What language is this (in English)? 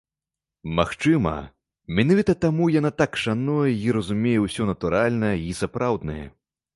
Belarusian